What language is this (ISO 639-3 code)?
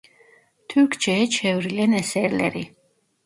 tur